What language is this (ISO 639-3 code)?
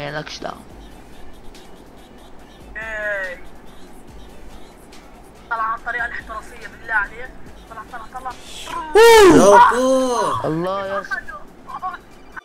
ara